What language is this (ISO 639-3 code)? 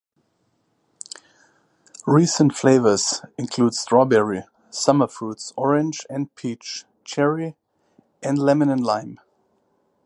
eng